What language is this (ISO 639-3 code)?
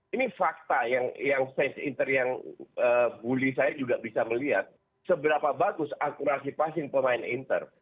ind